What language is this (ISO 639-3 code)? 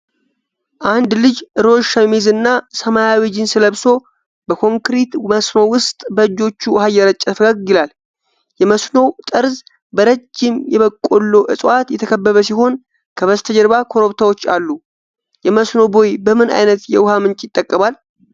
amh